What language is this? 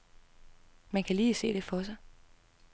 Danish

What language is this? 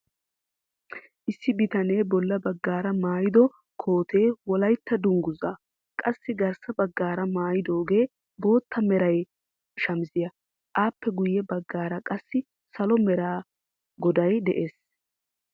Wolaytta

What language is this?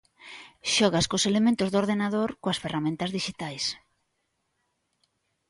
Galician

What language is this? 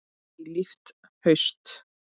Icelandic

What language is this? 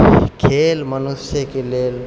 Maithili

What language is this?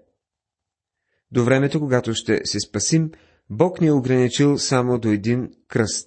Bulgarian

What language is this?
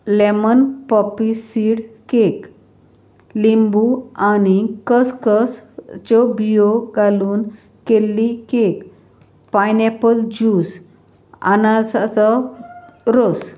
Konkani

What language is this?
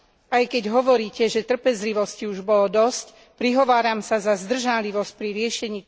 Slovak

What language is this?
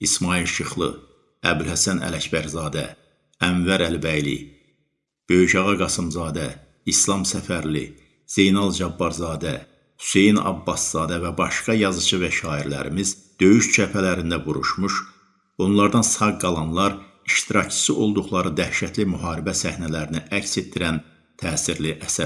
Turkish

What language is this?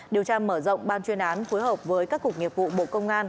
Vietnamese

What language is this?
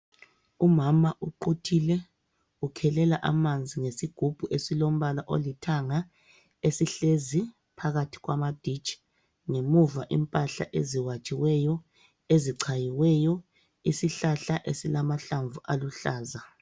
North Ndebele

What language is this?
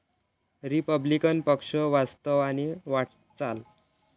Marathi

